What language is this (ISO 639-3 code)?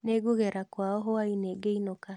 kik